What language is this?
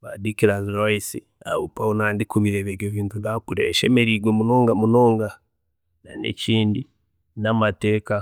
Chiga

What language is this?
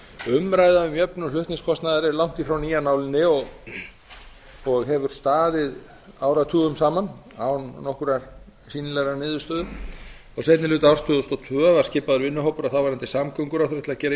Icelandic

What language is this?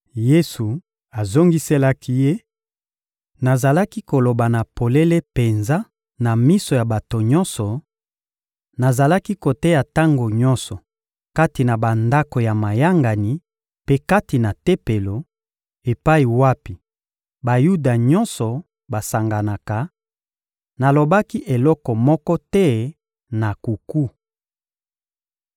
Lingala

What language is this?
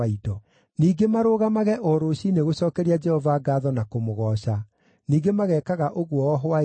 Kikuyu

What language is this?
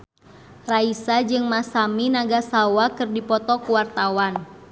Sundanese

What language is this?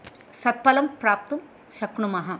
Sanskrit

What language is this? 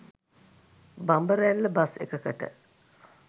Sinhala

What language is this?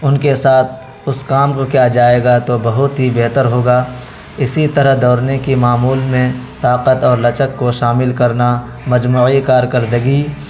Urdu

